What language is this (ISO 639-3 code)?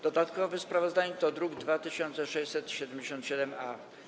pol